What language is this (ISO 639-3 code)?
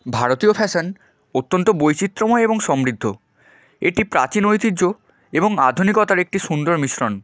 ben